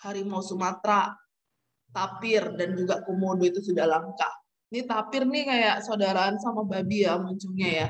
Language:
Indonesian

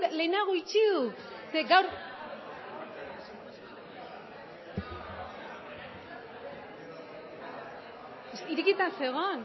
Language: Basque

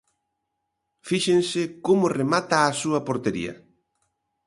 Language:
Galician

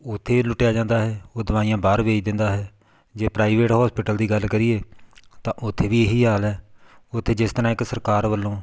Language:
Punjabi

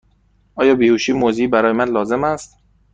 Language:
Persian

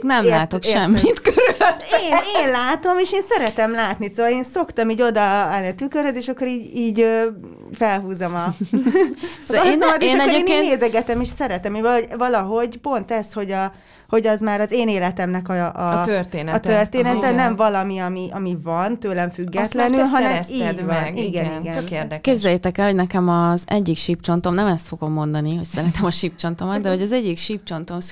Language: Hungarian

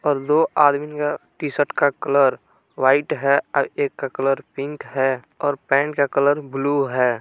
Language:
Hindi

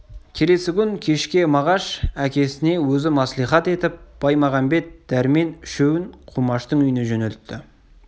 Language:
Kazakh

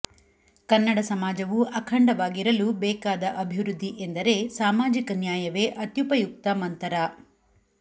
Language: Kannada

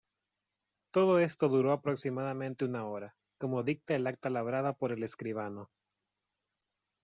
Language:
Spanish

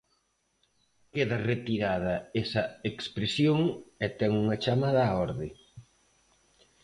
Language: Galician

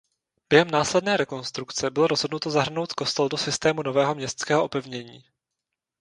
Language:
Czech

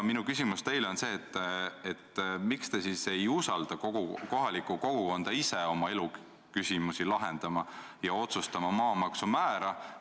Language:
Estonian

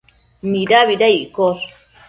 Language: Matsés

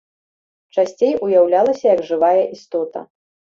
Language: Belarusian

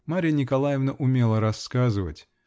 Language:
Russian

